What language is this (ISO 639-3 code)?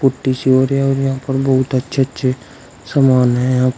hin